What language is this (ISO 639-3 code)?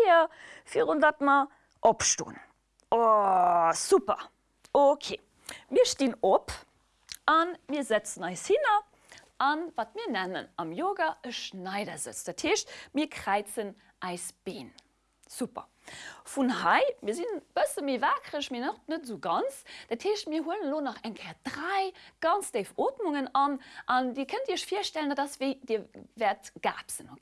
deu